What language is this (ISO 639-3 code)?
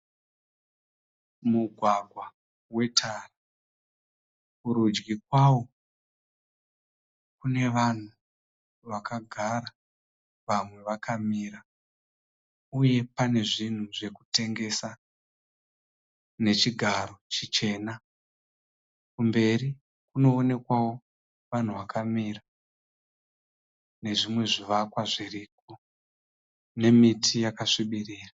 sna